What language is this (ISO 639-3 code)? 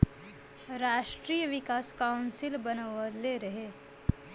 bho